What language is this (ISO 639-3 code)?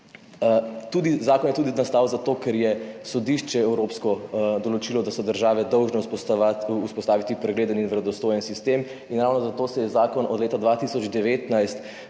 slv